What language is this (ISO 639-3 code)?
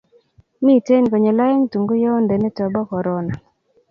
kln